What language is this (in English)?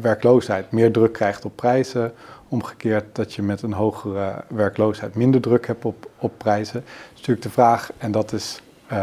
Dutch